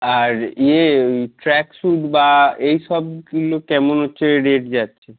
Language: Bangla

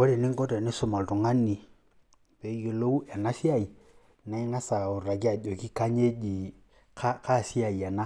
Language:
Masai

